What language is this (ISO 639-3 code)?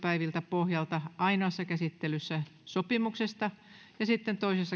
fin